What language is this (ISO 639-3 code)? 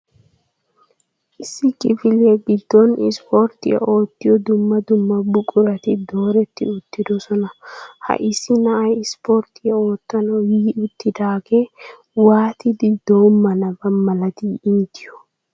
wal